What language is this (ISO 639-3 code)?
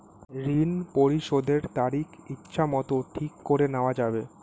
ben